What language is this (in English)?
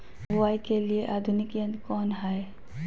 Magahi